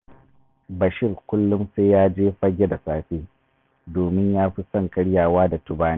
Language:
Hausa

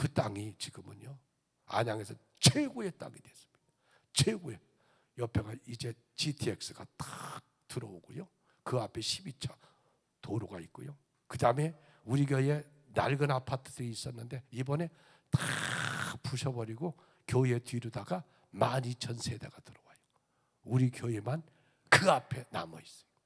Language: Korean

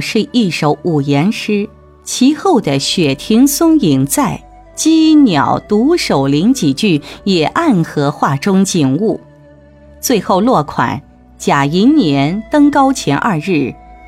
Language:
Chinese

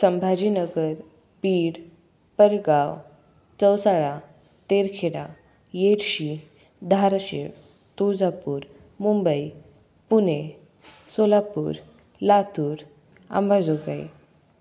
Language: Marathi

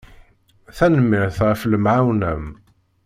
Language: Kabyle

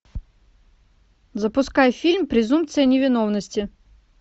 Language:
Russian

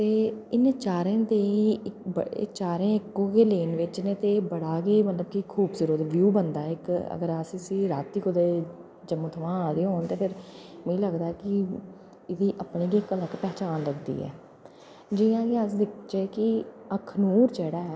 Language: Dogri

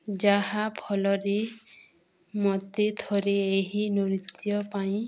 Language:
Odia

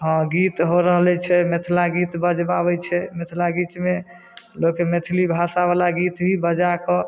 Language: Maithili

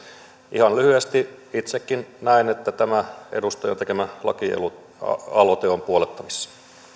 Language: Finnish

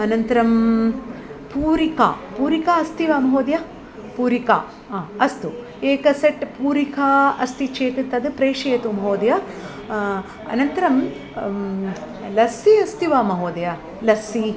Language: Sanskrit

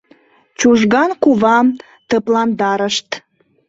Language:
Mari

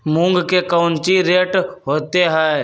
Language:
Magahi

